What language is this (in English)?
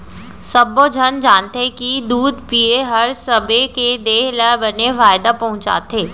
Chhattisgarhi